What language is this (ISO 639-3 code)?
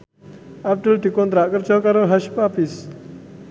jav